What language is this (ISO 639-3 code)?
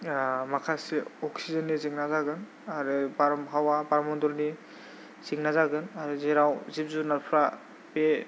brx